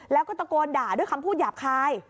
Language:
Thai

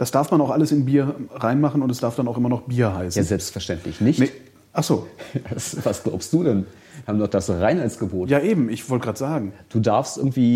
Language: German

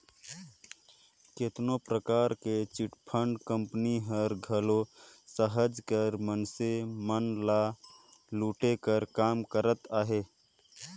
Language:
Chhattisgarhi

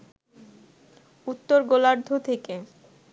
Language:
Bangla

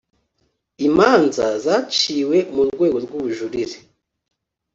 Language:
Kinyarwanda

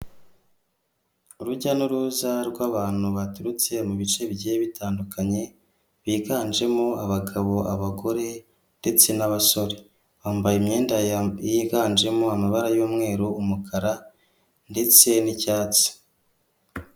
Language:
Kinyarwanda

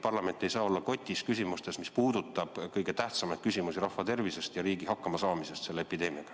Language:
Estonian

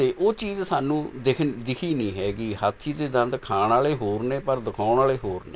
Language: Punjabi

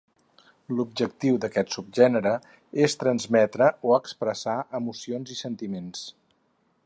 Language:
Catalan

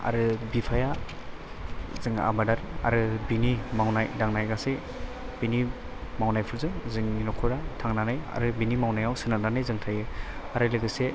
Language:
Bodo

